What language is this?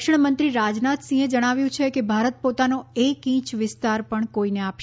Gujarati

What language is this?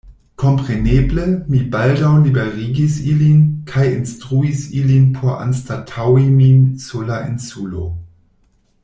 Esperanto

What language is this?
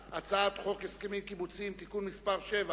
Hebrew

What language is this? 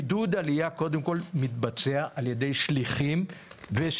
Hebrew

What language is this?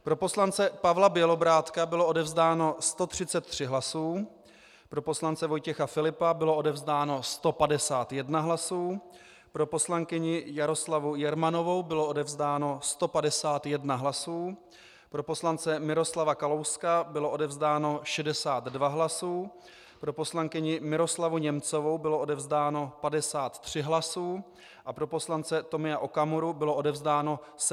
Czech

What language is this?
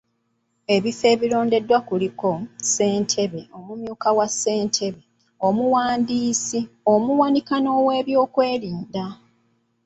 Ganda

